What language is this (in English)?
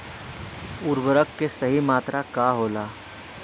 Bhojpuri